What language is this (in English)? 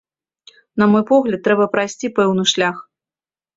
Belarusian